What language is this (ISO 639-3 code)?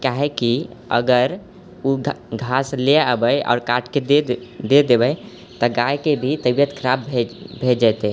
mai